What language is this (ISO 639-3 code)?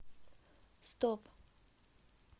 rus